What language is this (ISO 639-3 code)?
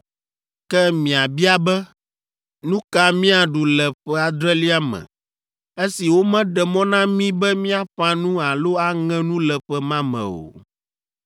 ewe